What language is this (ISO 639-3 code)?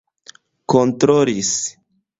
epo